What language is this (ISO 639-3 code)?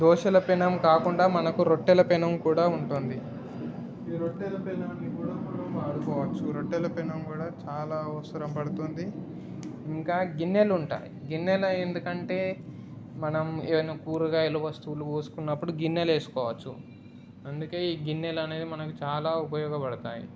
tel